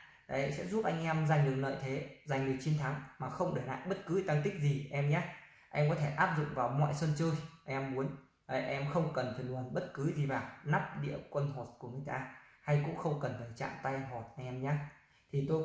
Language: Vietnamese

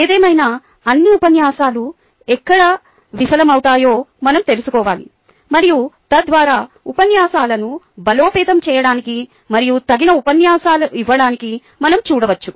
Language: Telugu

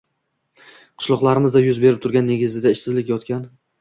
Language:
Uzbek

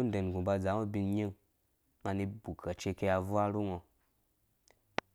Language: Dũya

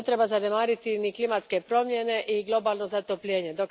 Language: Croatian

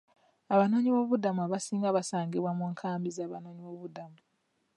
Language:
Ganda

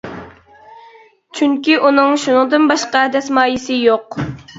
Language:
Uyghur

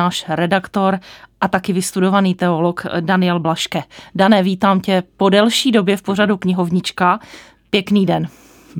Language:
Czech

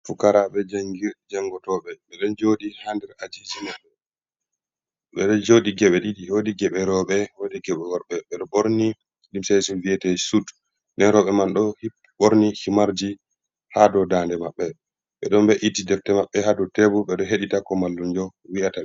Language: Fula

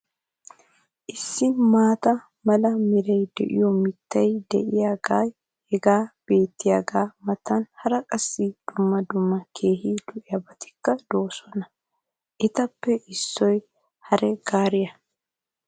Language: Wolaytta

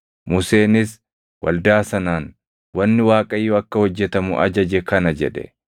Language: Oromo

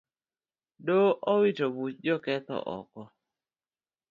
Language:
Luo (Kenya and Tanzania)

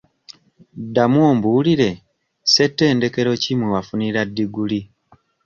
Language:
Ganda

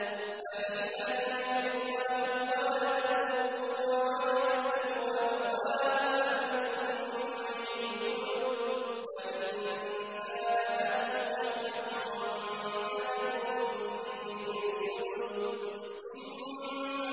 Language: Arabic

